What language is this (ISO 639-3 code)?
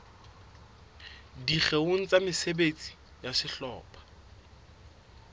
sot